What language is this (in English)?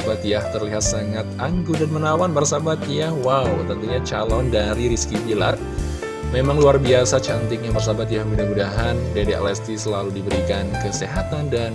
Indonesian